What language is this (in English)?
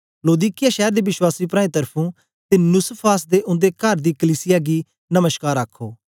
Dogri